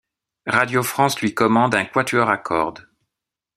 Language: French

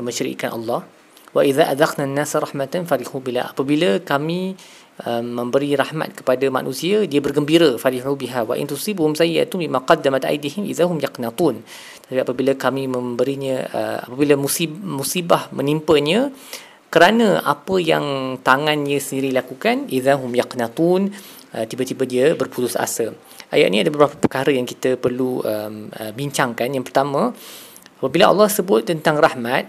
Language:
Malay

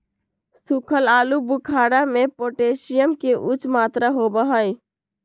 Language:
Magahi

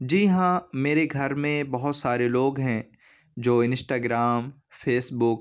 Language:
Urdu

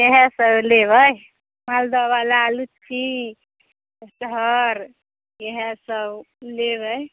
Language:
Maithili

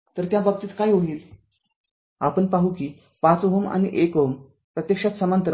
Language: Marathi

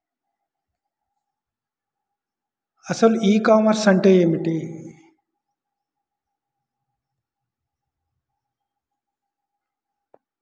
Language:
Telugu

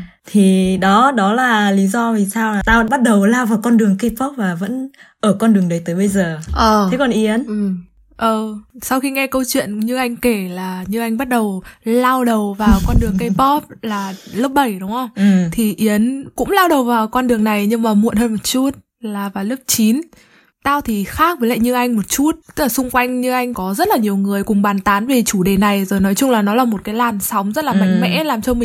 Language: Vietnamese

